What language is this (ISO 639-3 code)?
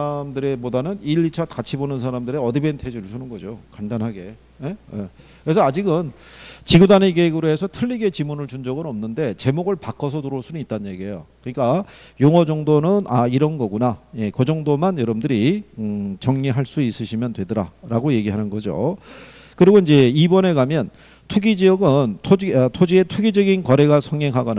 kor